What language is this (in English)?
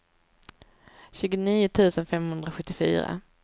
Swedish